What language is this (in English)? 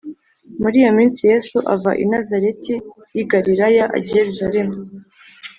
Kinyarwanda